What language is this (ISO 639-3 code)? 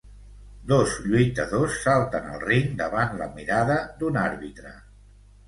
cat